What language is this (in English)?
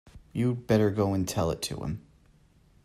English